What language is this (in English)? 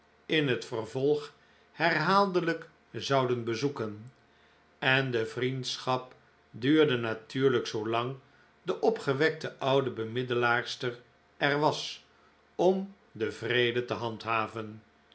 Dutch